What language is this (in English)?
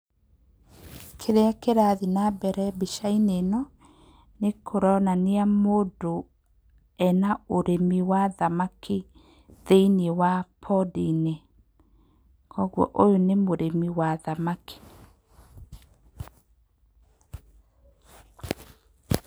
Kikuyu